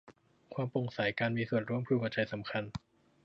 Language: Thai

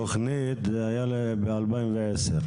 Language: Hebrew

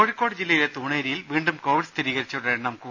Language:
Malayalam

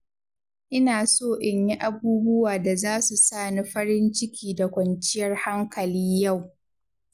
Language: Hausa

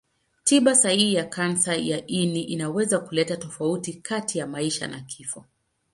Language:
Swahili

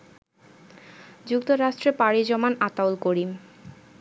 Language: Bangla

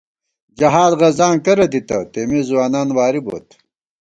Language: Gawar-Bati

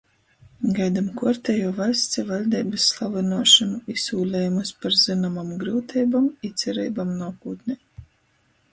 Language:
Latgalian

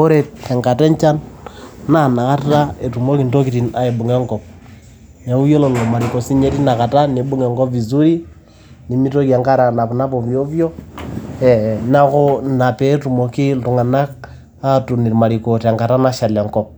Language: Masai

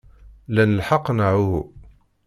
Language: Kabyle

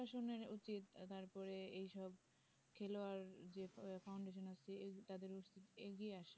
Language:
Bangla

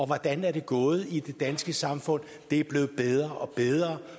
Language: Danish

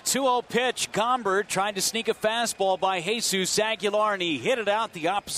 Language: English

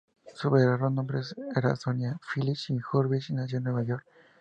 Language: Spanish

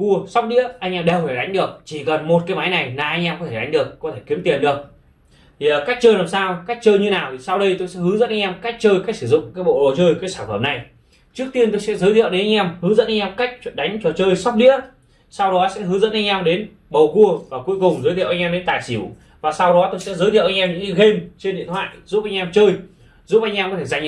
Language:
Vietnamese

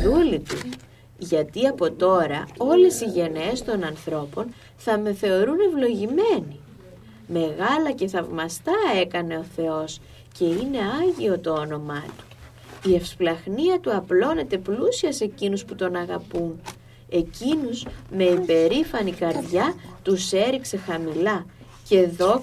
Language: Greek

